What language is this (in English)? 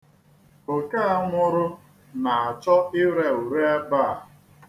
Igbo